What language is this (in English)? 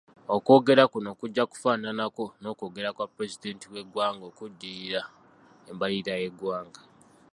Ganda